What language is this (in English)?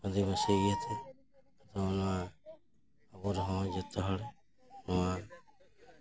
Santali